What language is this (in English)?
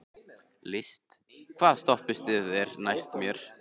Icelandic